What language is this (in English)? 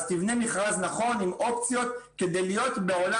Hebrew